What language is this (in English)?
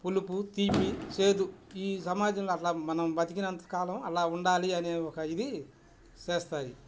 Telugu